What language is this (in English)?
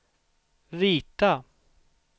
Swedish